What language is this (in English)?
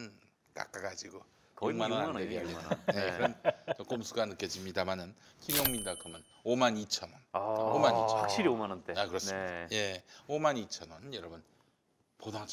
Korean